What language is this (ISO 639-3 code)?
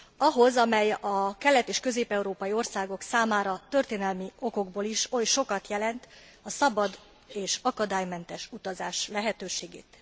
hun